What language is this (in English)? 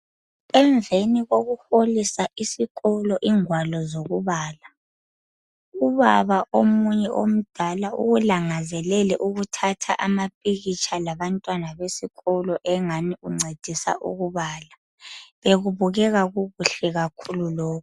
North Ndebele